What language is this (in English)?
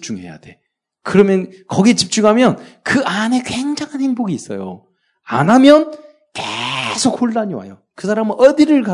Korean